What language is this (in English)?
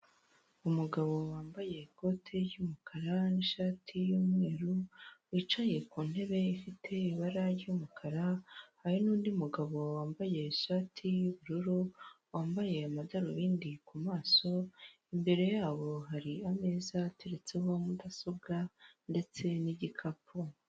Kinyarwanda